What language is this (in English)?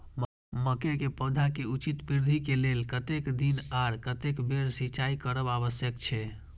Maithili